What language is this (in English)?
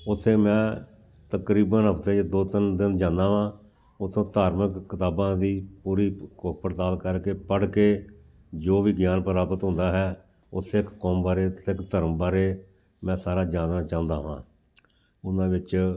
Punjabi